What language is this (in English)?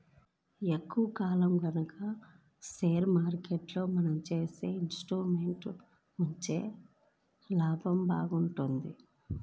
Telugu